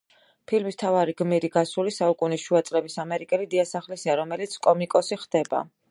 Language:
Georgian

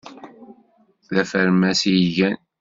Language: Kabyle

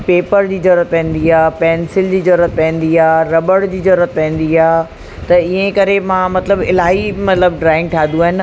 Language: Sindhi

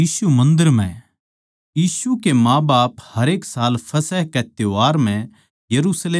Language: Haryanvi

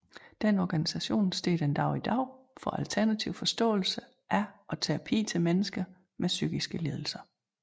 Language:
Danish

